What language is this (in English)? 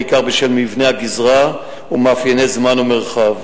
Hebrew